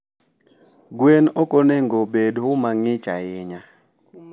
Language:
Luo (Kenya and Tanzania)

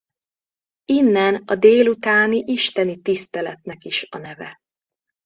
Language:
Hungarian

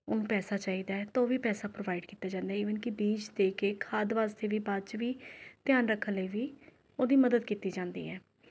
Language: Punjabi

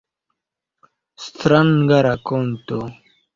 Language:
Esperanto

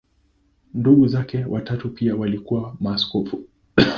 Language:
Swahili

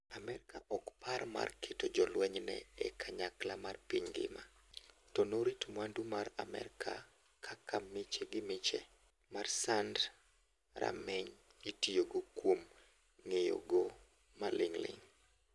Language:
Luo (Kenya and Tanzania)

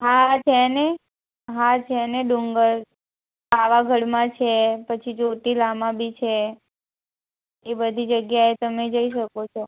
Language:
Gujarati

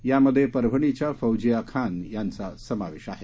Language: Marathi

